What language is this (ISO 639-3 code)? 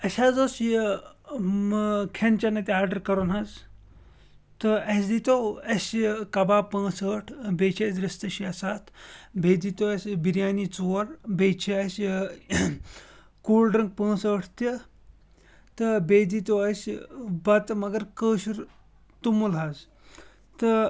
kas